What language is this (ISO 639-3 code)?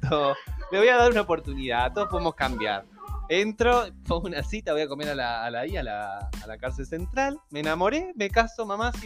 spa